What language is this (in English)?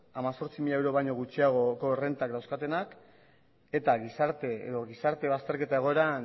Basque